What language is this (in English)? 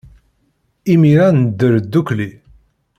Kabyle